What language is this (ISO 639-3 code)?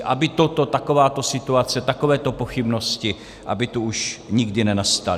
ces